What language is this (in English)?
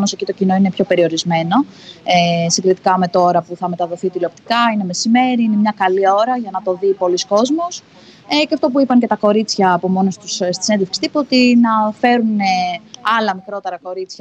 Greek